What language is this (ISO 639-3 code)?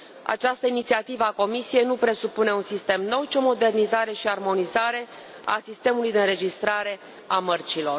ron